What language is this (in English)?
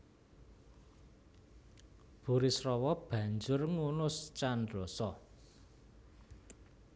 Javanese